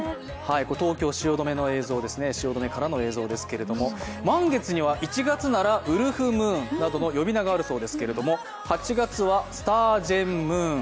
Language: Japanese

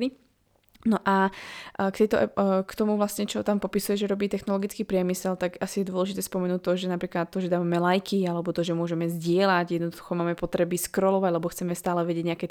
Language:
Slovak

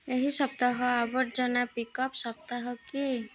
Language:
Odia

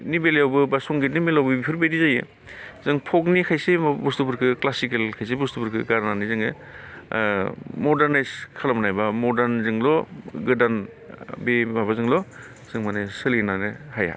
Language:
Bodo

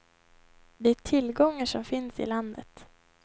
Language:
Swedish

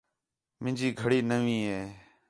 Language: Khetrani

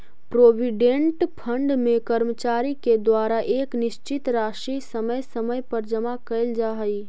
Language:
Magahi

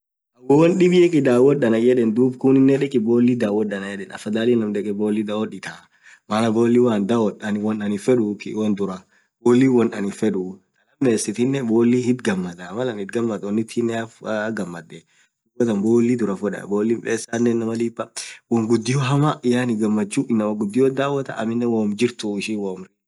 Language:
Orma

